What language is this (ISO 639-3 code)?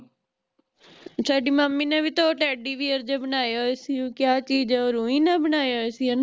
pan